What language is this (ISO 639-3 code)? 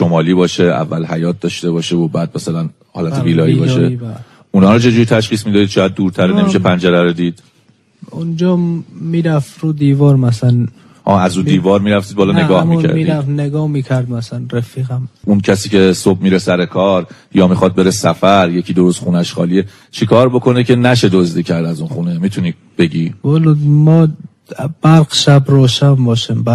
fas